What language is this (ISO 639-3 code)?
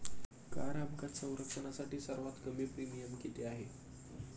mar